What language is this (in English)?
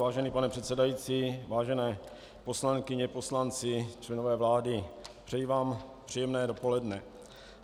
Czech